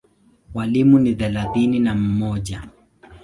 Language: Swahili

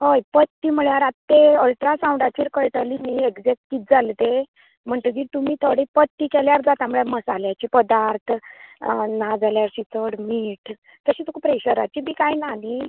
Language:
Konkani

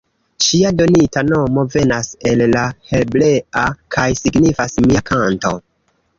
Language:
Esperanto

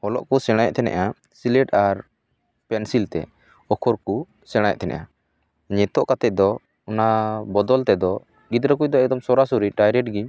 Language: Santali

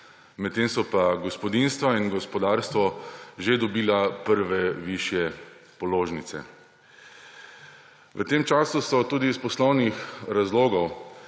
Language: Slovenian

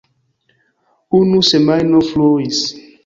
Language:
Esperanto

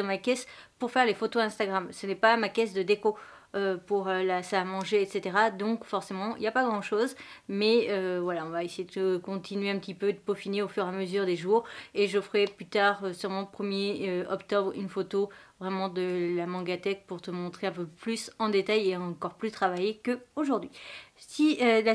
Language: French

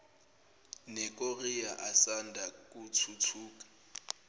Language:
Zulu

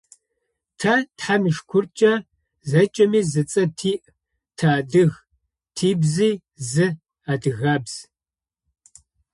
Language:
Adyghe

